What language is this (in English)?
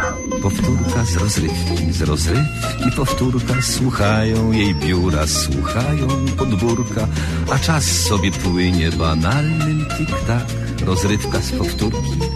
Polish